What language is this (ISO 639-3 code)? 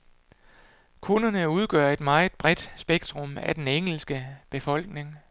dan